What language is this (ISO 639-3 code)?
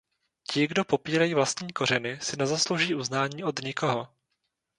ces